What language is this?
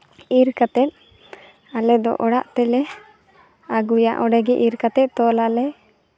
Santali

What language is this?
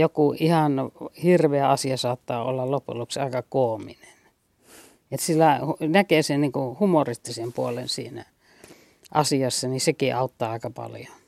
Finnish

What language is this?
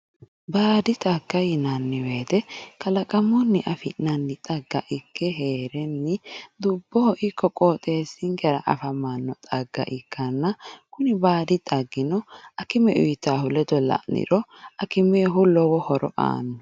Sidamo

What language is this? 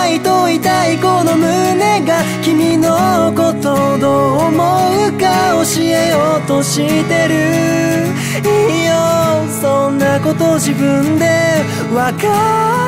Korean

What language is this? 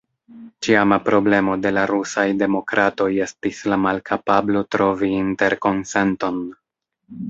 Esperanto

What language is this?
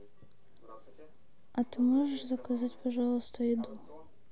Russian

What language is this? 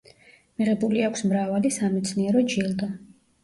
Georgian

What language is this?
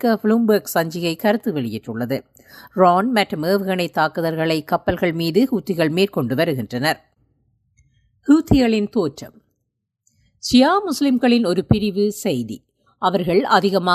Tamil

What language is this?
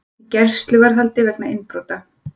Icelandic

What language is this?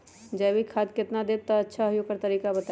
Magahi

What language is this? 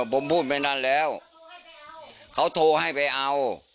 Thai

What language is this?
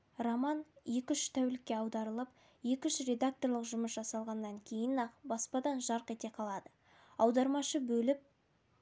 Kazakh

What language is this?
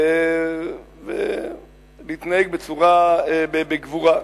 Hebrew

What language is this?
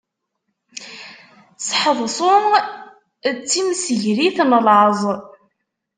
Kabyle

